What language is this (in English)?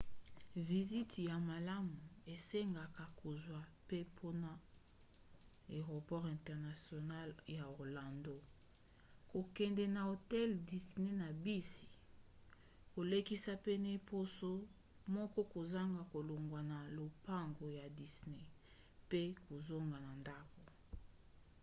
Lingala